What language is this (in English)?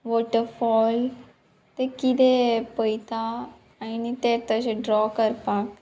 Konkani